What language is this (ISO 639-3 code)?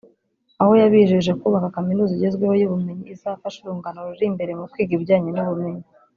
kin